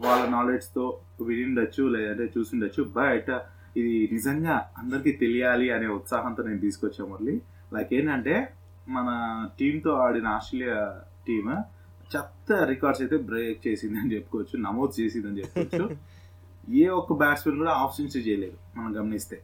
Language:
Telugu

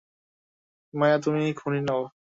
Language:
Bangla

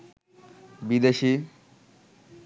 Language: Bangla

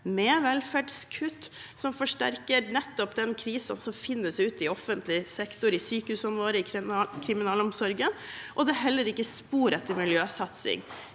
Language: Norwegian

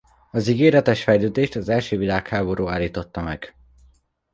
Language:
Hungarian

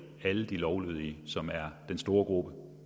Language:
Danish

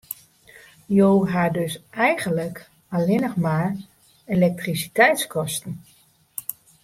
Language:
Western Frisian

